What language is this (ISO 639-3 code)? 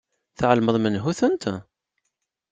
kab